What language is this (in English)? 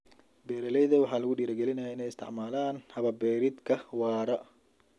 Somali